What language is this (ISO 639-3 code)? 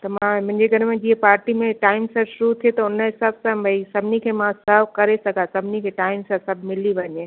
snd